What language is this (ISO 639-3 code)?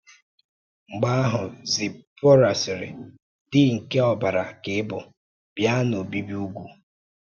ibo